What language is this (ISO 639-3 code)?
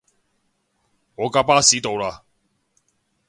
yue